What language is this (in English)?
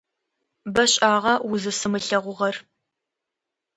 Adyghe